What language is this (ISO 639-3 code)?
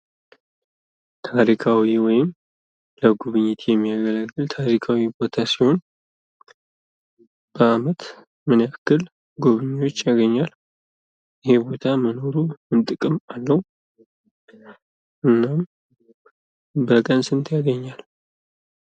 amh